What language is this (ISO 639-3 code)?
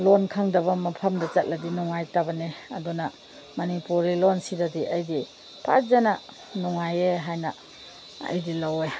mni